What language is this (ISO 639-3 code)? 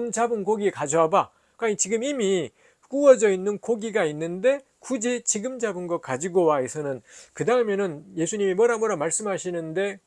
kor